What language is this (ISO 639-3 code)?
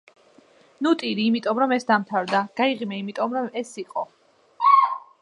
kat